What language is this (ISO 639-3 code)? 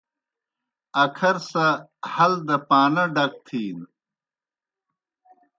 plk